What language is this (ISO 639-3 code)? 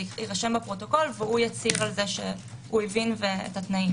heb